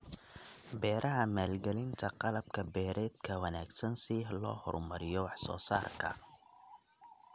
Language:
Somali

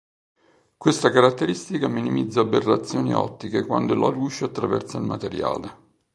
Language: Italian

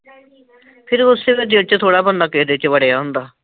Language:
Punjabi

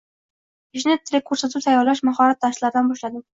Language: Uzbek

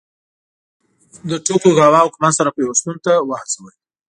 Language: Pashto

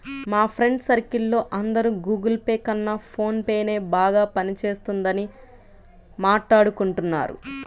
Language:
Telugu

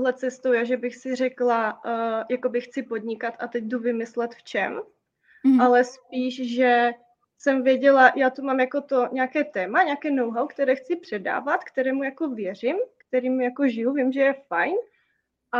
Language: Czech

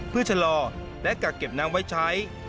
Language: Thai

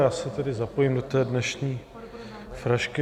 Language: Czech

